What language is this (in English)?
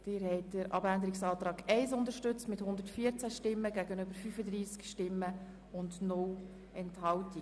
Swiss German